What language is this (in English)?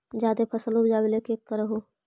Magahi